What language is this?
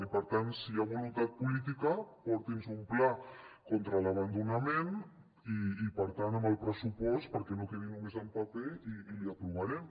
Catalan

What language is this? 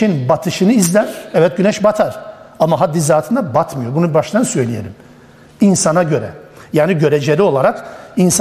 Turkish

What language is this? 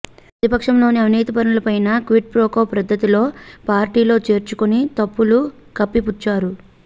Telugu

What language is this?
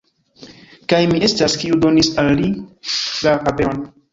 Esperanto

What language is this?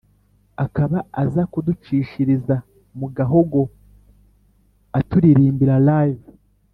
Kinyarwanda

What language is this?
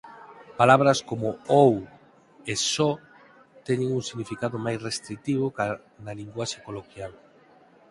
Galician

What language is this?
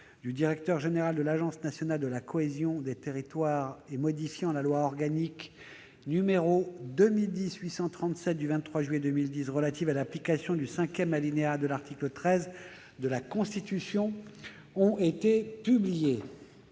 French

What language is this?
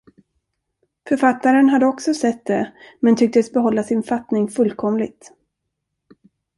Swedish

